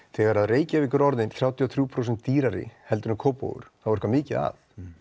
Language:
Icelandic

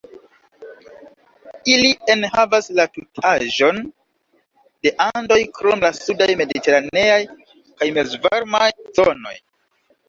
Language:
Esperanto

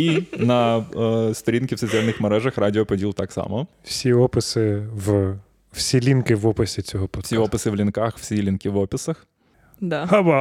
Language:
Ukrainian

